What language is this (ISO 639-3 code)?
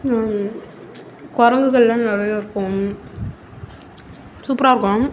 tam